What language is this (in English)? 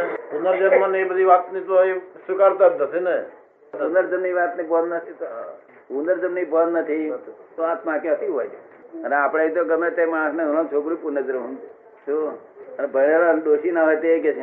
Gujarati